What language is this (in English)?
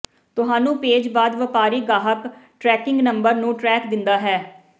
Punjabi